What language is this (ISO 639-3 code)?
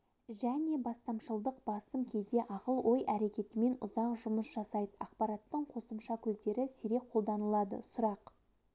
kaz